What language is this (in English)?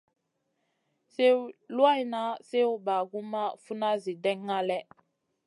Masana